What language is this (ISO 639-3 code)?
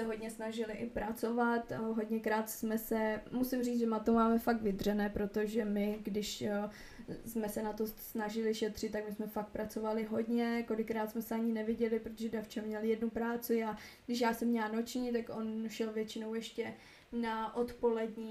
ces